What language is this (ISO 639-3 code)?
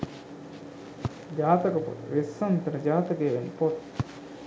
sin